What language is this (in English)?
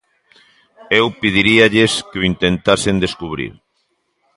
Galician